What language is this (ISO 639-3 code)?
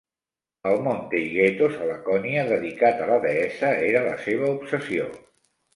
cat